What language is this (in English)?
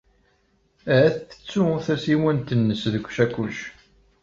Kabyle